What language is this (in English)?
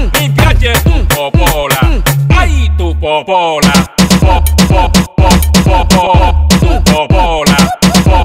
Thai